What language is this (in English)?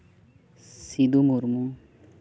Santali